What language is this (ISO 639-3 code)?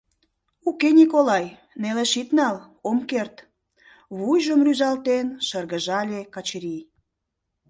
chm